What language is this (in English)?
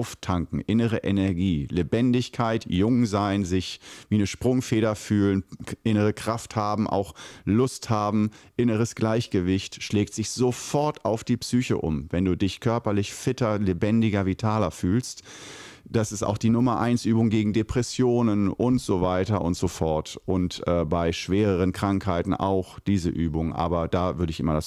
German